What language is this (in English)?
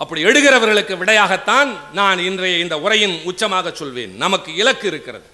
Tamil